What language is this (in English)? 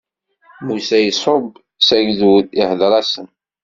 Kabyle